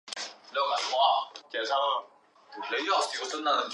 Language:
Chinese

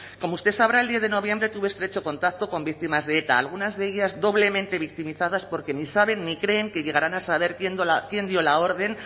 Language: Spanish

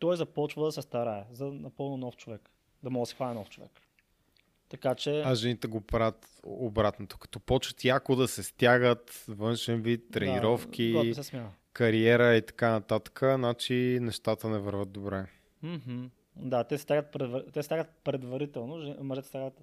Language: Bulgarian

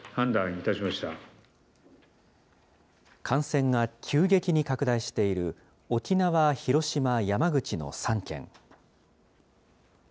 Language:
Japanese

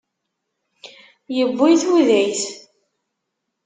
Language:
Kabyle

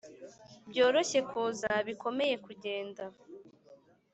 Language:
Kinyarwanda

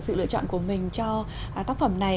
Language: Vietnamese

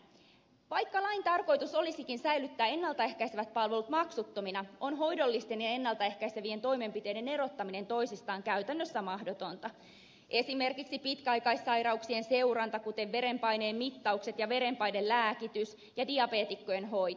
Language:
Finnish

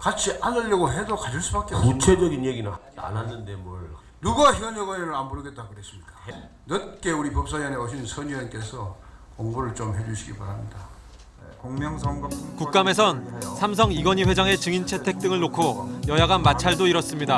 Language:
Korean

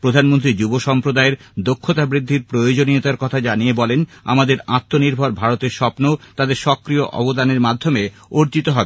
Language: Bangla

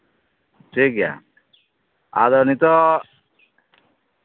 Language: Santali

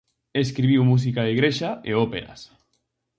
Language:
Galician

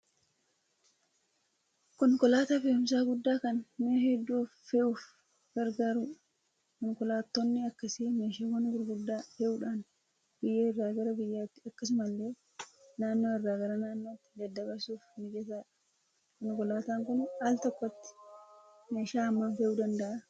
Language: Oromo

